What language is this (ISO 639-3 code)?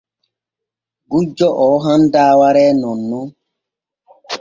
fue